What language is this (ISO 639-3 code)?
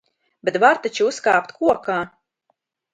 lav